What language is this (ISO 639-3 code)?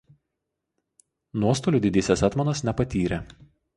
lit